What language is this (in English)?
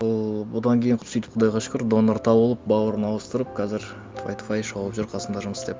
Kazakh